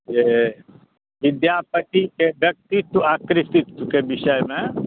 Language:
Maithili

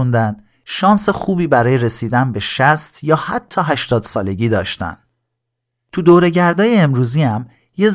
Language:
Persian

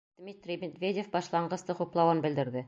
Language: Bashkir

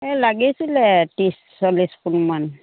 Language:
Assamese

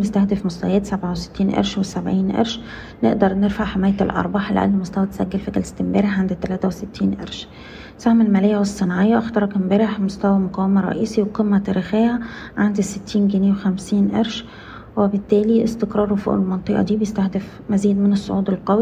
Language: Arabic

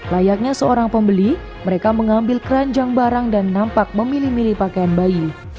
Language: Indonesian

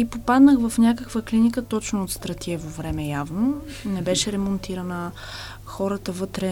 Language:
Bulgarian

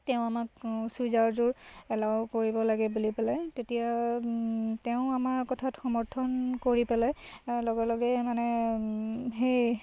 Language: Assamese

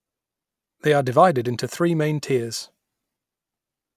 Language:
English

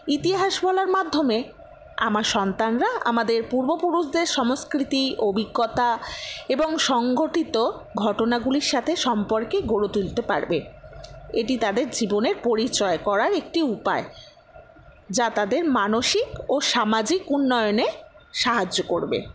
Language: Bangla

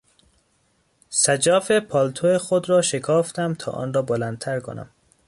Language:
Persian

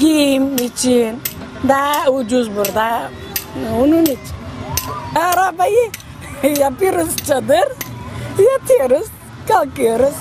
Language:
Turkish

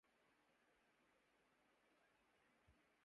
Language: Urdu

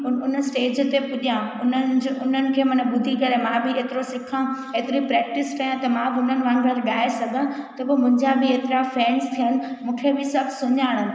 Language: Sindhi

